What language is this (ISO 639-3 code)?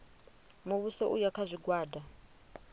ven